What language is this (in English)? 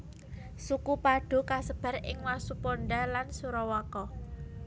Javanese